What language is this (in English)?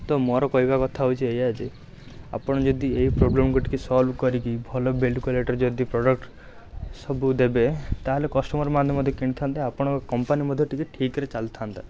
Odia